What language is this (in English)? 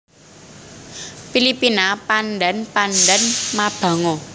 Javanese